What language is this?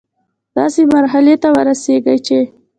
Pashto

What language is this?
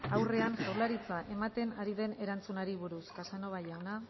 Basque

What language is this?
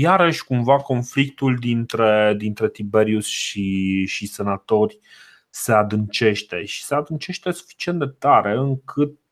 Romanian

